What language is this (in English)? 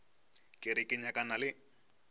Northern Sotho